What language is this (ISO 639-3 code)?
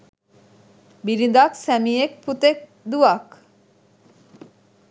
sin